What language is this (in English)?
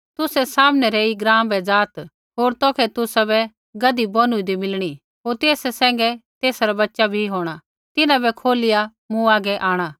Kullu Pahari